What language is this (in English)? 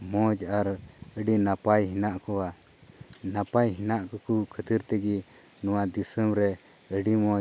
Santali